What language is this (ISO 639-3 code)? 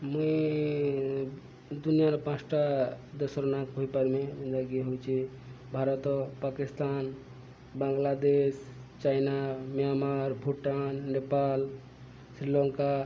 ori